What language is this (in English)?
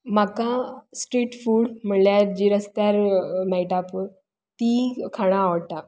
Konkani